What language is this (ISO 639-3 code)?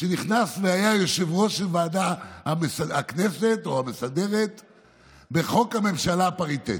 heb